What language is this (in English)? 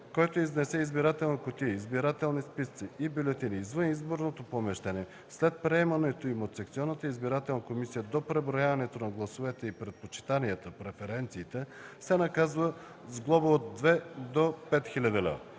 Bulgarian